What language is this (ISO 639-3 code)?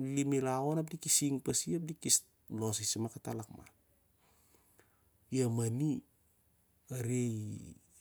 sjr